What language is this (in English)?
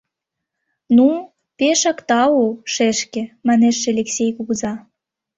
Mari